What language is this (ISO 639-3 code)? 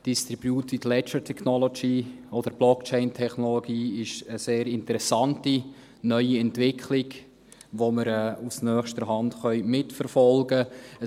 gsw